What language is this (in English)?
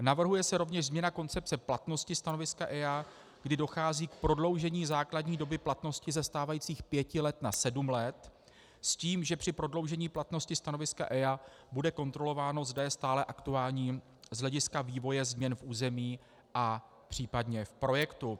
Czech